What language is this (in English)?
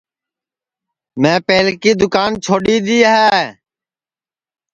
Sansi